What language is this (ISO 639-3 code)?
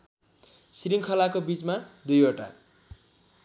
nep